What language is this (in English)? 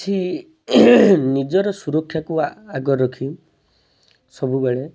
Odia